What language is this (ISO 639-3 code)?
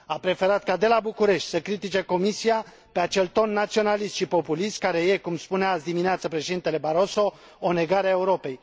ron